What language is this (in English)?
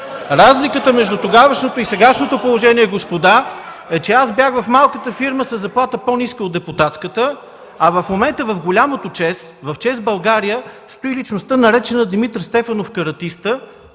Bulgarian